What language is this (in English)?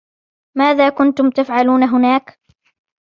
Arabic